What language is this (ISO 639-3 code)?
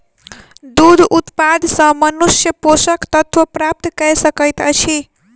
mai